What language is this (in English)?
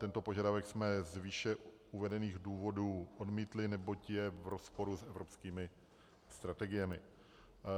Czech